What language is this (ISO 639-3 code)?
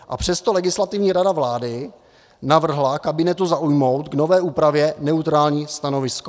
ces